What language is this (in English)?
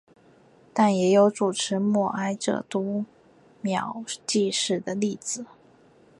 Chinese